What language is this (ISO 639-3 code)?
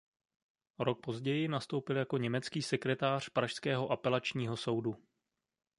ces